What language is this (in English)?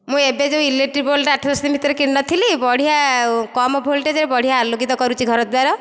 Odia